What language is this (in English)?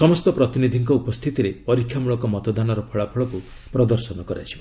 Odia